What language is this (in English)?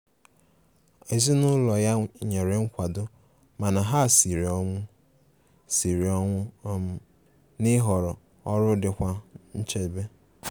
Igbo